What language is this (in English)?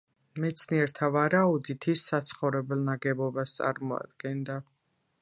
Georgian